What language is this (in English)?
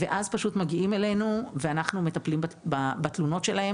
Hebrew